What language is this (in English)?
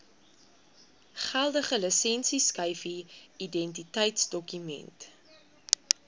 Afrikaans